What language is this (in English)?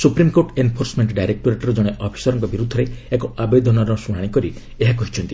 Odia